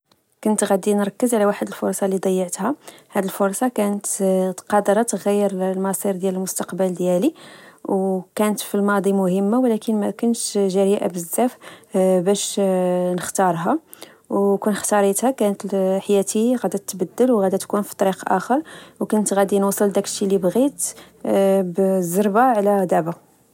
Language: Moroccan Arabic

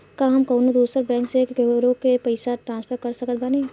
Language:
Bhojpuri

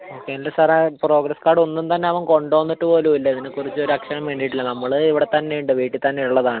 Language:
Malayalam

